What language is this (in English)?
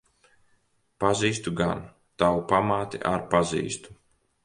Latvian